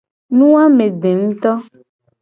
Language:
Gen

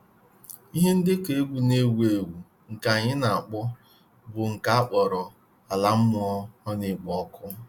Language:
Igbo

